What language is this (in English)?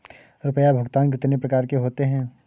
Hindi